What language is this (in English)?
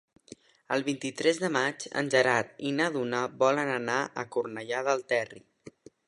Catalan